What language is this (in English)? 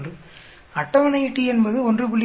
Tamil